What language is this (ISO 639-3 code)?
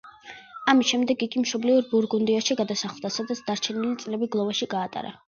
kat